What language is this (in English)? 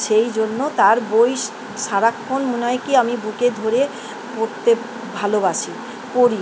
Bangla